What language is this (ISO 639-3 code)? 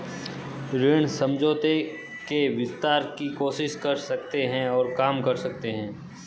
hin